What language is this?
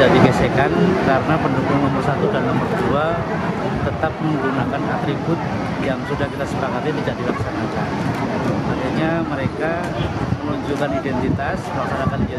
Indonesian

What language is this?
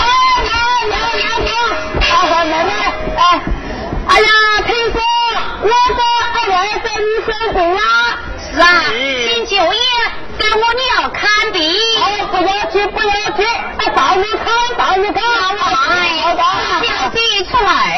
Chinese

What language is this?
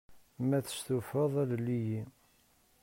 Kabyle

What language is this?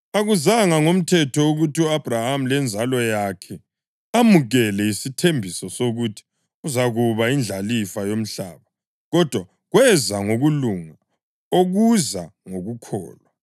North Ndebele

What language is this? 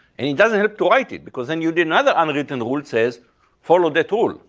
English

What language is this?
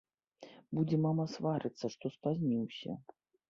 Belarusian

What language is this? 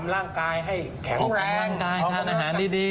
Thai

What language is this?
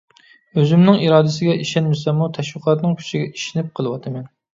Uyghur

